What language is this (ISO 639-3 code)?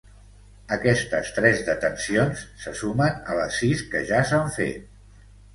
cat